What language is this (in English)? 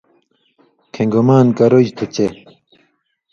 Indus Kohistani